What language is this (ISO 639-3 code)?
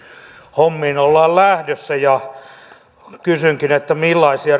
fin